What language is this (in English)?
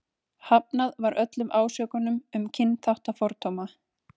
Icelandic